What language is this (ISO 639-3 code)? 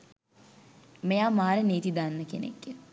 sin